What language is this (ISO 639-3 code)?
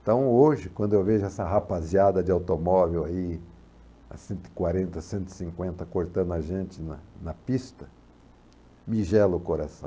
por